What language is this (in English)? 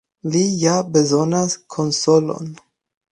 Esperanto